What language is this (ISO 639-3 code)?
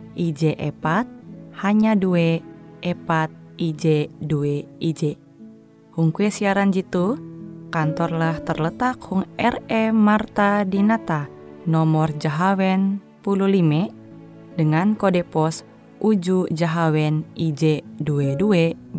ind